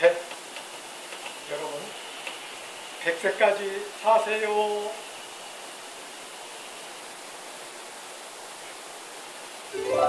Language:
Korean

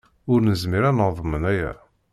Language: Kabyle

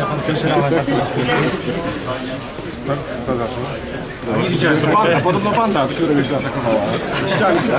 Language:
Polish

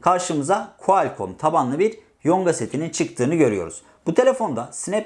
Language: Turkish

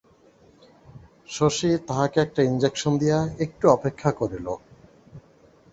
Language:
Bangla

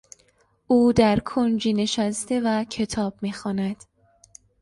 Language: Persian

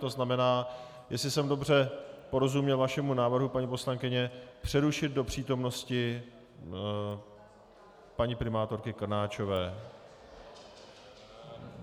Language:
Czech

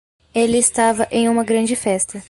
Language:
Portuguese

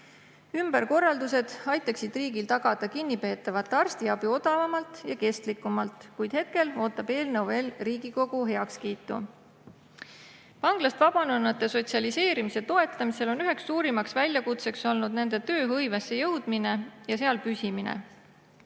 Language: Estonian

